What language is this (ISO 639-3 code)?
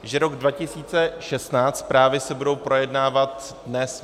ces